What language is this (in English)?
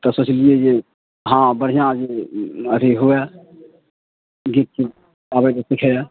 Maithili